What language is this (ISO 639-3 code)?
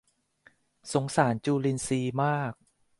tha